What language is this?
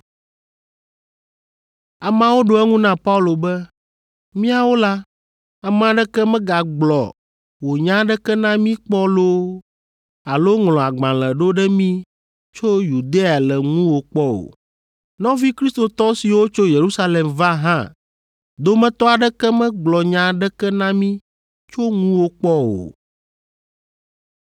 Ewe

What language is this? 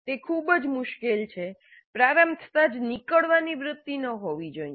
Gujarati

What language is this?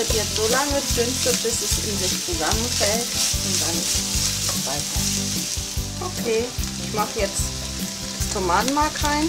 German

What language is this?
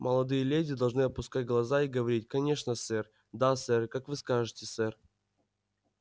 Russian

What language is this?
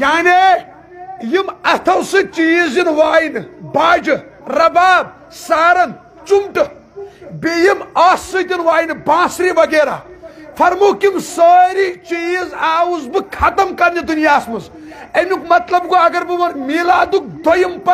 Arabic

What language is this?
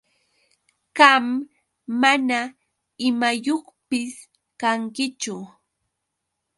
Yauyos Quechua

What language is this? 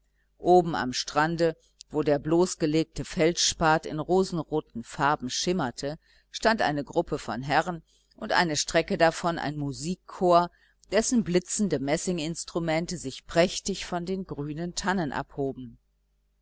German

